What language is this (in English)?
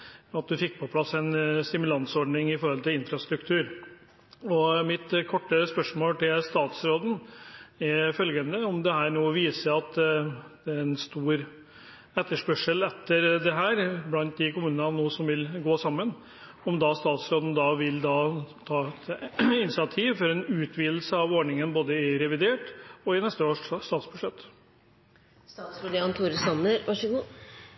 Norwegian Bokmål